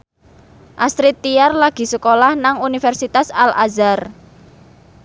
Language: Javanese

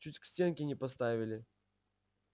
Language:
Russian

